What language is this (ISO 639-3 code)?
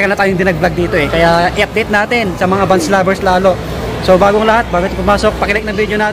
fil